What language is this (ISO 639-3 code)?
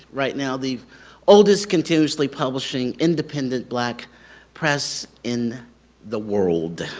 eng